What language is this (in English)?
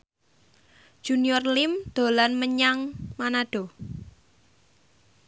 Javanese